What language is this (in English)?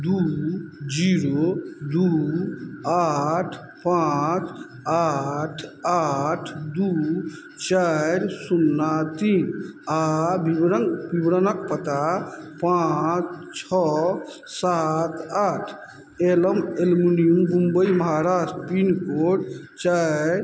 Maithili